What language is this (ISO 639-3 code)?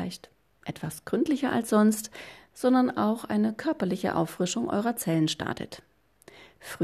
deu